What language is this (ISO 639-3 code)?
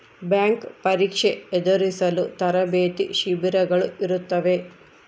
kan